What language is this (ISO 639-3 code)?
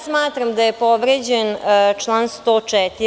srp